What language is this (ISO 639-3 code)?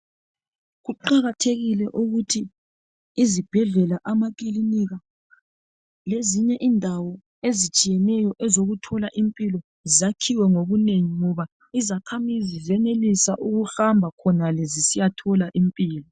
nde